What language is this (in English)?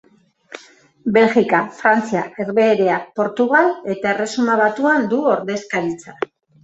Basque